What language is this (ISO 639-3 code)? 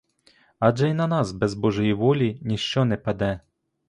ukr